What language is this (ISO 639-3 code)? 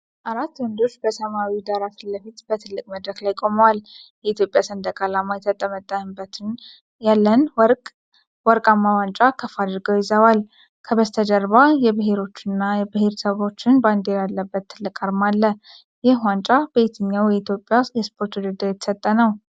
amh